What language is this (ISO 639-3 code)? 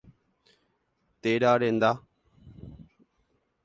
grn